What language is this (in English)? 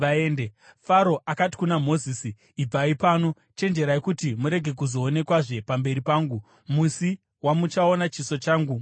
Shona